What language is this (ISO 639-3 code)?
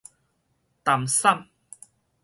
nan